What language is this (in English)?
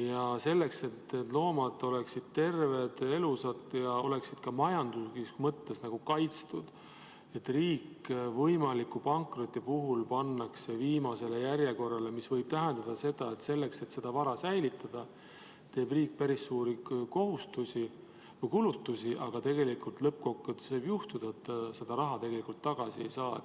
Estonian